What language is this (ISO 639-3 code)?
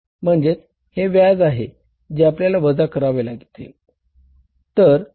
mar